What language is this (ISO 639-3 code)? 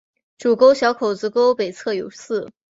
zho